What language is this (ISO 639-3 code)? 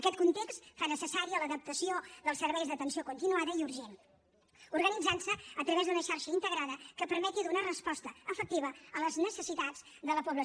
cat